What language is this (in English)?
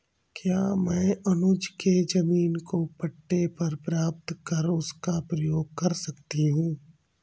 Hindi